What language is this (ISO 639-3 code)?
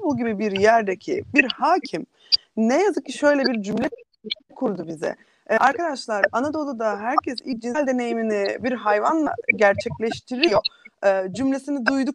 tur